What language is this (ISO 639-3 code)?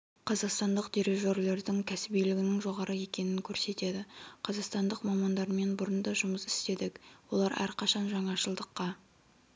kaz